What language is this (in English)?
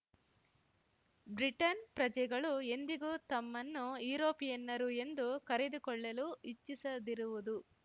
Kannada